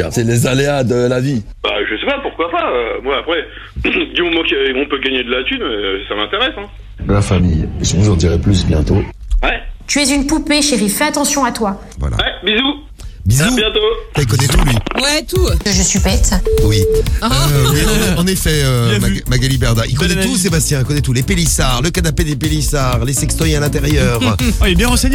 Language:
French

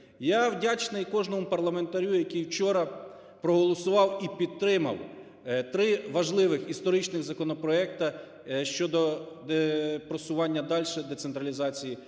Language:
Ukrainian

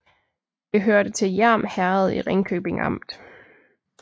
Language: Danish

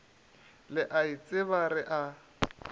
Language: Northern Sotho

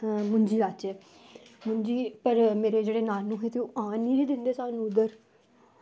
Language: Dogri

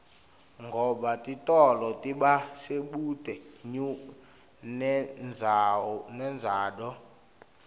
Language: Swati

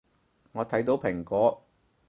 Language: Cantonese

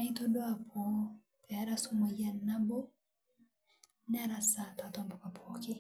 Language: Masai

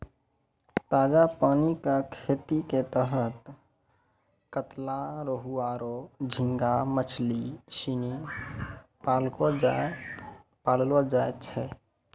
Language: Maithili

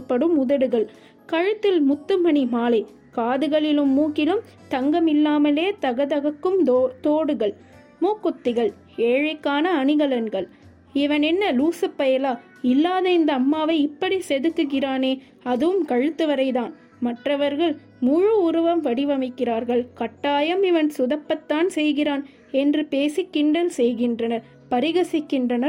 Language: Tamil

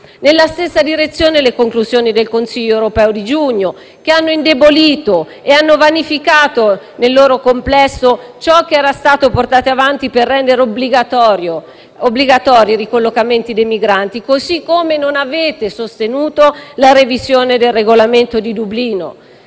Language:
Italian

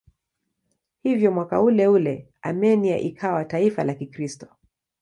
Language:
Swahili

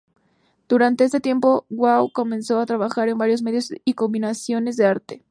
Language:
Spanish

